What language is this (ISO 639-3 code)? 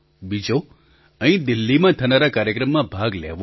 guj